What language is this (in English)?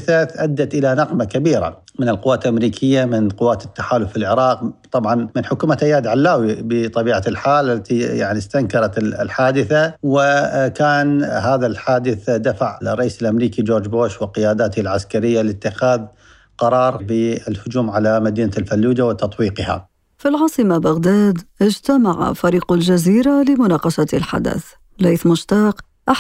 Arabic